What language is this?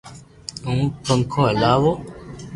Loarki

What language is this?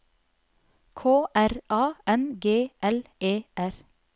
Norwegian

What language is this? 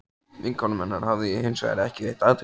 Icelandic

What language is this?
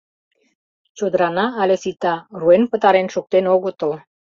Mari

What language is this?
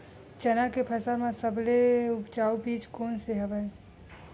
Chhattisgarhi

